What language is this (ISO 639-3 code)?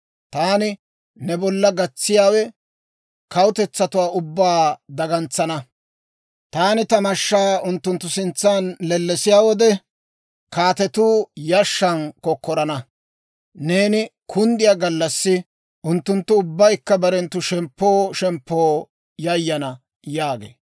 dwr